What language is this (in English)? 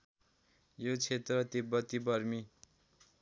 Nepali